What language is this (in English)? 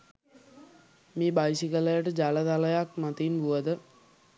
Sinhala